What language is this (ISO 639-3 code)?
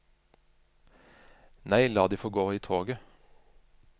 nor